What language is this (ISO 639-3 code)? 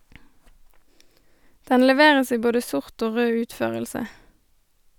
nor